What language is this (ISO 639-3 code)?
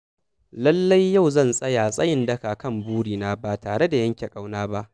hau